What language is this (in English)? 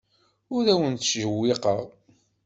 Kabyle